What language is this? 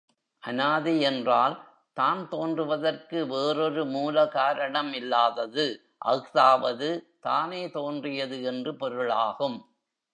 Tamil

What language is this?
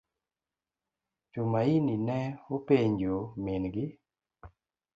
Luo (Kenya and Tanzania)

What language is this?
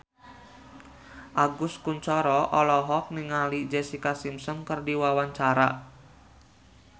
Sundanese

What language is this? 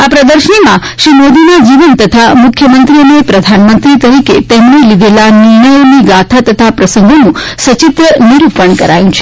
Gujarati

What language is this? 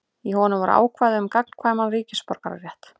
Icelandic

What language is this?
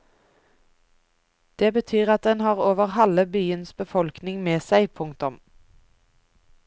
Norwegian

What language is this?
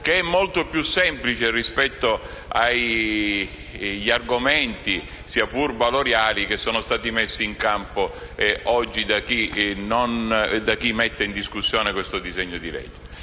Italian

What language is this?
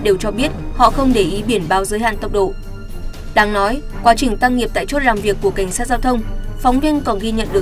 Vietnamese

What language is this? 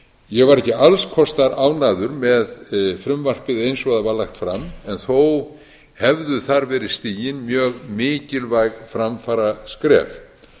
Icelandic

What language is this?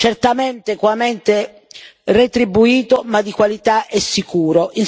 Italian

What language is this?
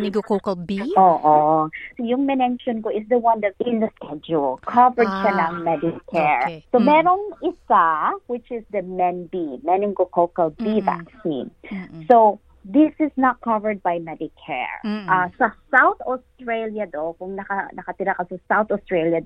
Filipino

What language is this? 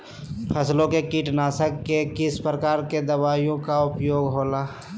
Magahi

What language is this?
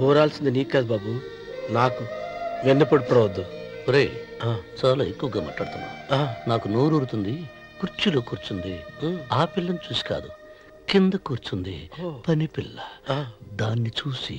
Telugu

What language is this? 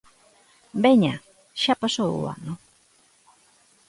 Galician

